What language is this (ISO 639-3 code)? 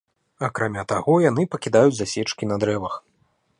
bel